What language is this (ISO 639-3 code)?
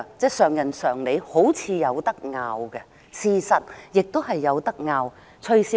yue